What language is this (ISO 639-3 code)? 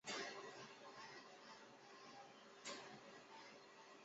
zho